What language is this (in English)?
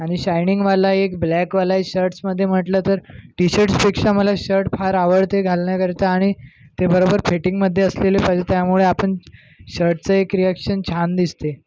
Marathi